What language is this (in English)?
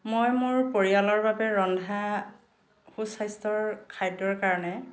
Assamese